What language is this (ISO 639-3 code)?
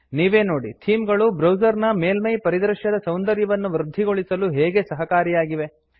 kan